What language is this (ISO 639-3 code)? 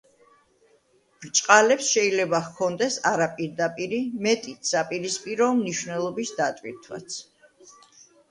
kat